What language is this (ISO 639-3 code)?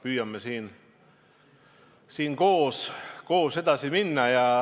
est